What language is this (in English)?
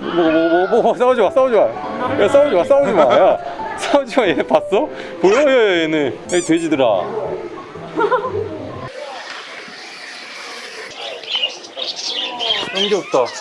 Korean